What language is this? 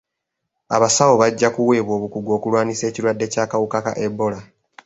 Ganda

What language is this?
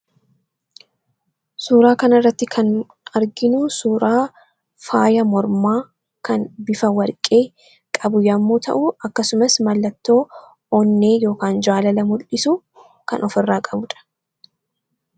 Oromo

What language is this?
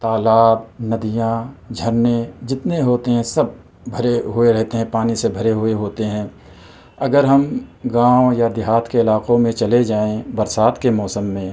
Urdu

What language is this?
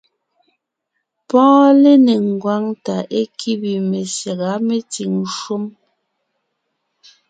Ngiemboon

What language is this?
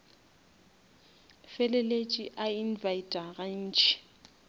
Northern Sotho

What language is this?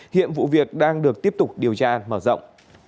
Vietnamese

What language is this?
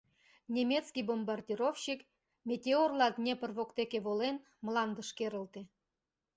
Mari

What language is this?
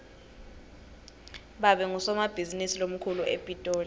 Swati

